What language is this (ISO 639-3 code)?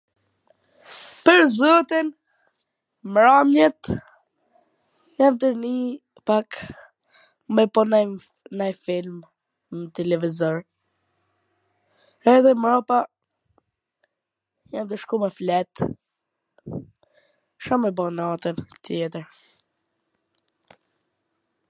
aln